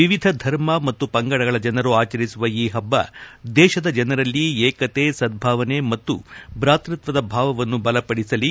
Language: Kannada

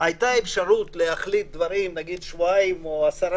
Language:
Hebrew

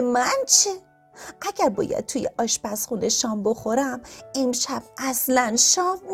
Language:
Persian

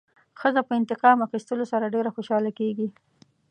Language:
Pashto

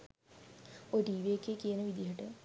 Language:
Sinhala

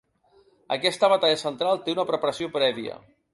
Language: Catalan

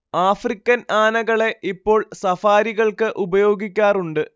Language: Malayalam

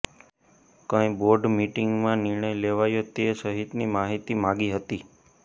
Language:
Gujarati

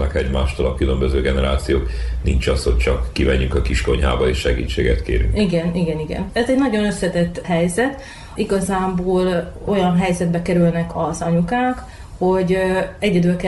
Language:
Hungarian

